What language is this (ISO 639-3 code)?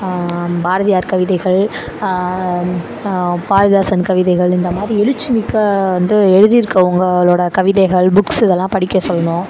tam